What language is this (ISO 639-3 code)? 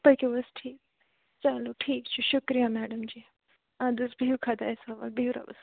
kas